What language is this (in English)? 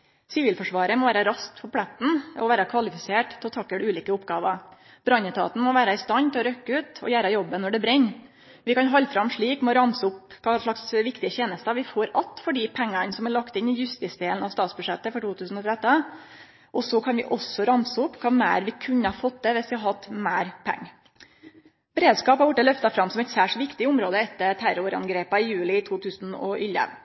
Norwegian Nynorsk